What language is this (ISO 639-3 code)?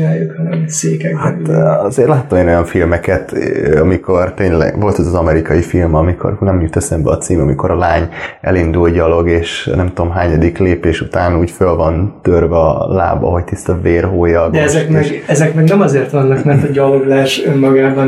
hun